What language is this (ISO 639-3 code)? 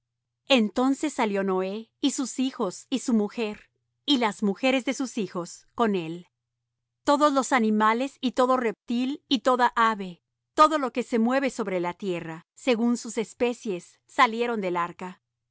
spa